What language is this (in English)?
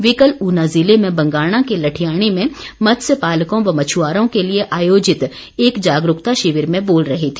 Hindi